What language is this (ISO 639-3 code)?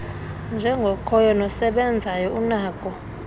xho